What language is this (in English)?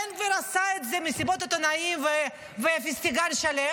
Hebrew